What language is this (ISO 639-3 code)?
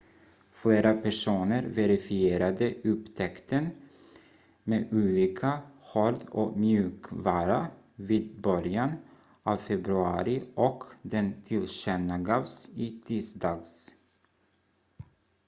swe